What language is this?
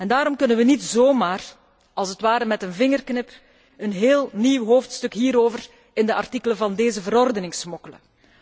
Dutch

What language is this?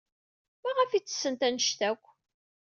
Kabyle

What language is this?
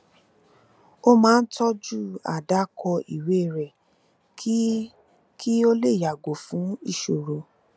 Yoruba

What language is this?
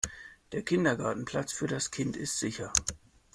German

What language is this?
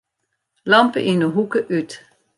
Western Frisian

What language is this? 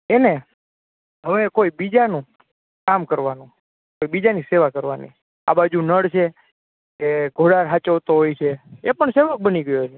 Gujarati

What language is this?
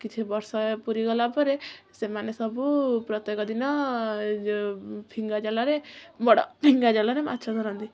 Odia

